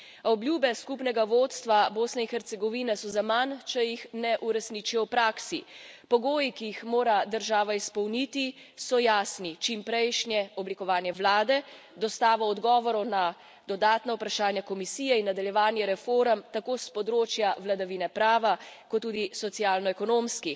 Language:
Slovenian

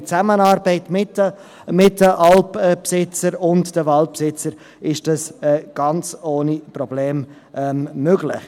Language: Swiss German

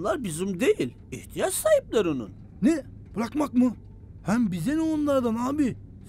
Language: Turkish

